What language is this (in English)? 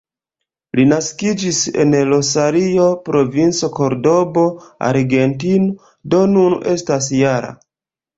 Esperanto